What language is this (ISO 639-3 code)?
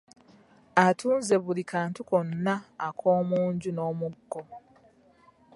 lug